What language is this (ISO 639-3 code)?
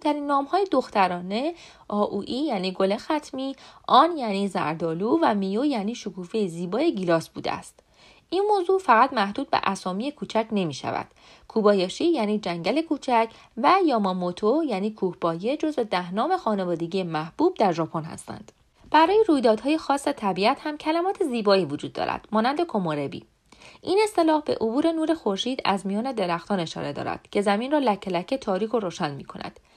fas